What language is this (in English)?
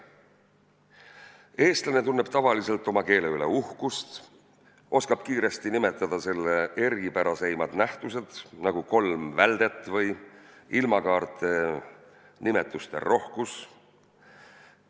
Estonian